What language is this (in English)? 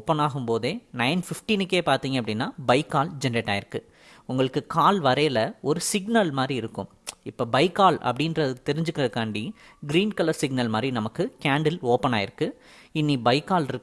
Tamil